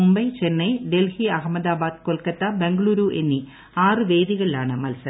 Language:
Malayalam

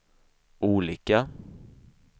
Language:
Swedish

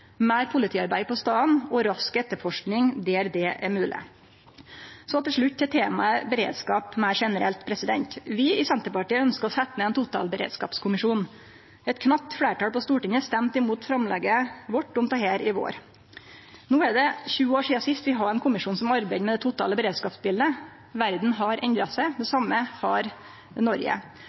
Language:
Norwegian Nynorsk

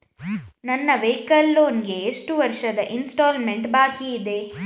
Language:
Kannada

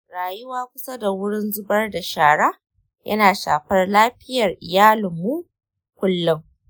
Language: Hausa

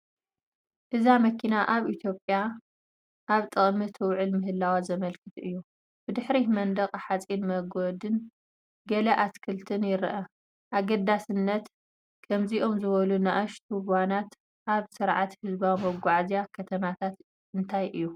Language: Tigrinya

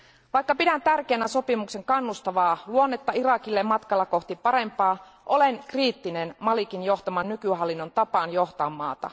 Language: Finnish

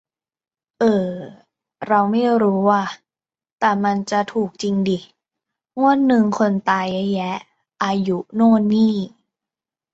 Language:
Thai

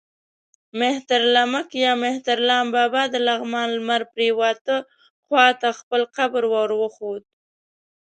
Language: Pashto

